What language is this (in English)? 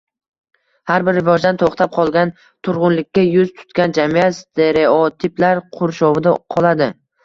Uzbek